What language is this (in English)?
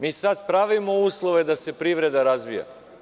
Serbian